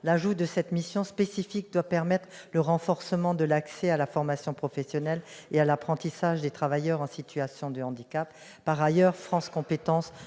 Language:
French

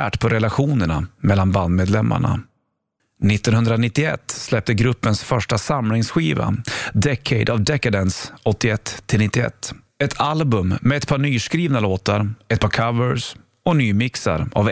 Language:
Swedish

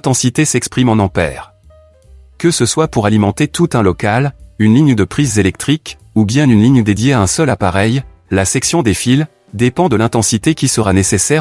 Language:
French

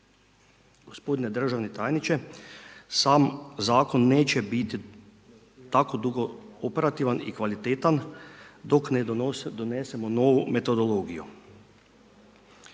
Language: Croatian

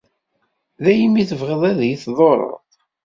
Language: Kabyle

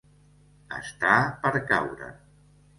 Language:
Catalan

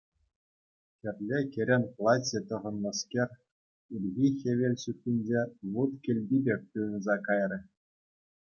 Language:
Chuvash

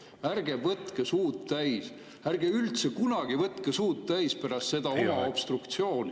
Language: Estonian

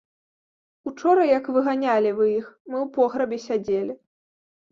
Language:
Belarusian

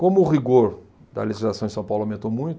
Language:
Portuguese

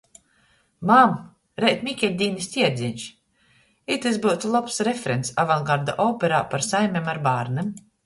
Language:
Latgalian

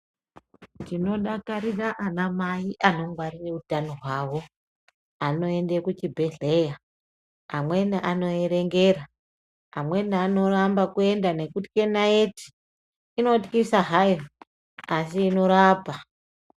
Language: Ndau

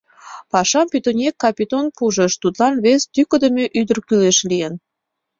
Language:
Mari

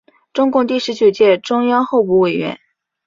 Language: Chinese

